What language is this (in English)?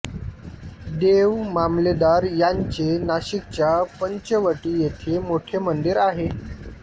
Marathi